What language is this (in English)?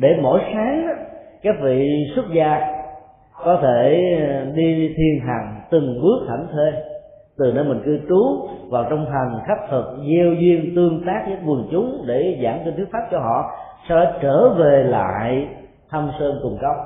Vietnamese